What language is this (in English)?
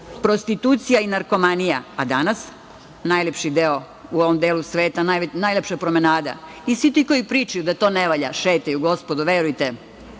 Serbian